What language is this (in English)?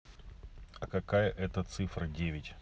Russian